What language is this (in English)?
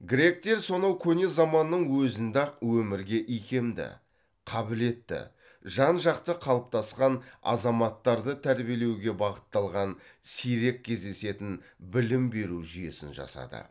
Kazakh